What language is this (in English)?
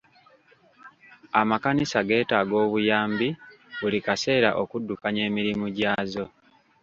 Ganda